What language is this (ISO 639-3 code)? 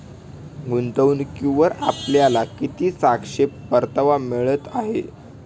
mar